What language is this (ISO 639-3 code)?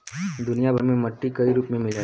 bho